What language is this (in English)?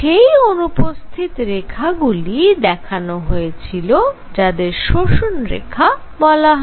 Bangla